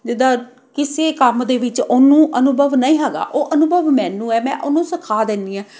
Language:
Punjabi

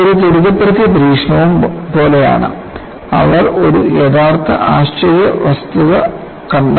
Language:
Malayalam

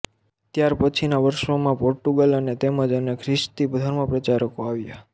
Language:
Gujarati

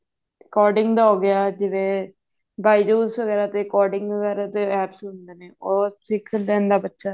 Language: Punjabi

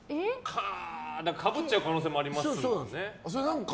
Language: Japanese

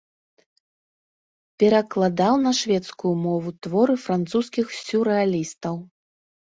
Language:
Belarusian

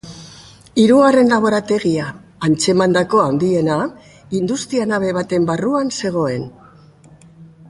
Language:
Basque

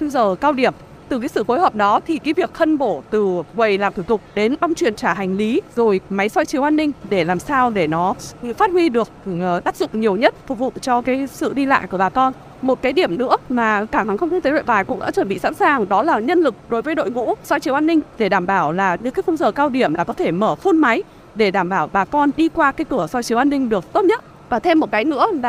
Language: Vietnamese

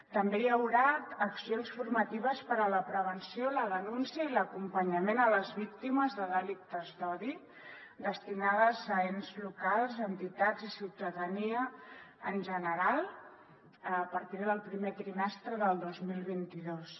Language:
Catalan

